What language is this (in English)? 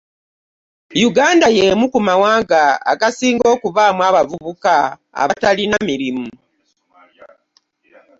Ganda